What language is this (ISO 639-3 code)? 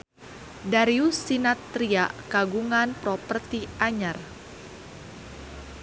sun